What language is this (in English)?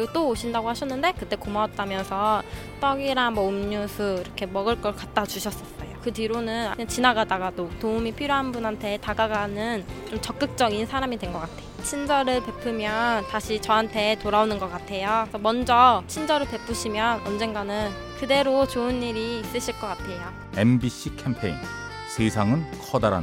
Korean